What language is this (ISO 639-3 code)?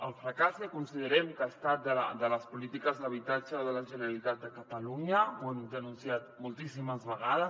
cat